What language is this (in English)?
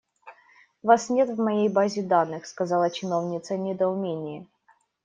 Russian